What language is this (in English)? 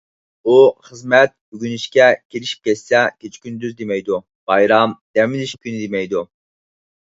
Uyghur